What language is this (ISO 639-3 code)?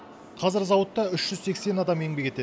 kaz